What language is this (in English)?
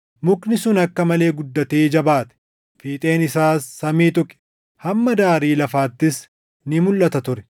Oromo